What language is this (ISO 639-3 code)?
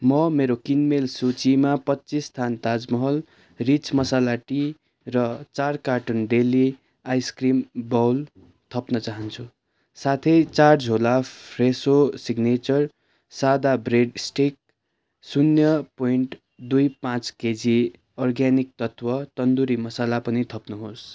nep